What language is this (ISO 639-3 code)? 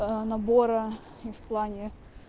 rus